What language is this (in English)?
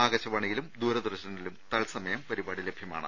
Malayalam